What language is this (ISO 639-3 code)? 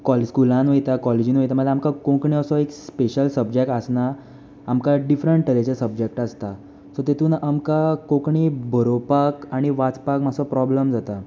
kok